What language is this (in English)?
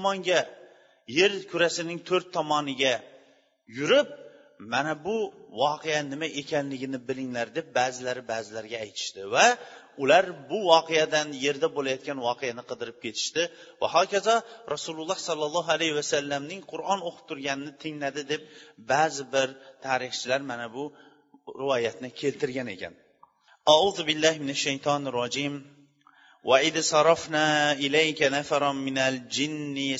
Bulgarian